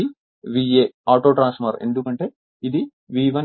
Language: Telugu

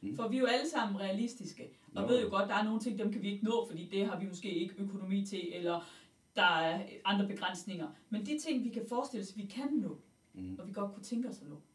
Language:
Danish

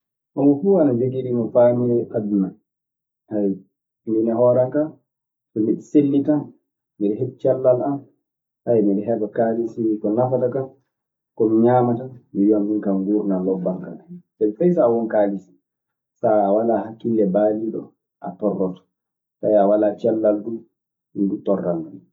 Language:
Maasina Fulfulde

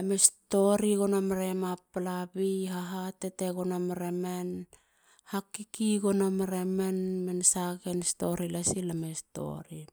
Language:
Halia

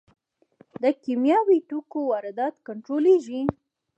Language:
Pashto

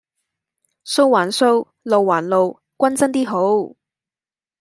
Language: Cantonese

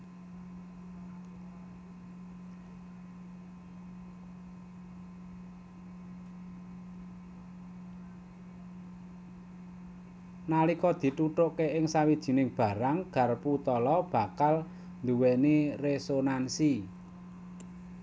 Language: Javanese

